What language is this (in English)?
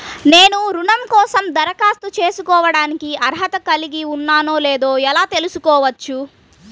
Telugu